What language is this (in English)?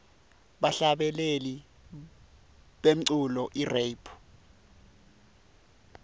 Swati